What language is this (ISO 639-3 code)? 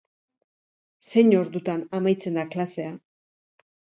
eus